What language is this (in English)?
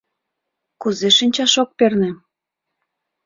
Mari